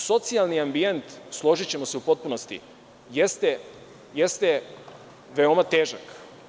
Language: Serbian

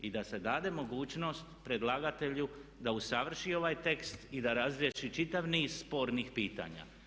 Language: Croatian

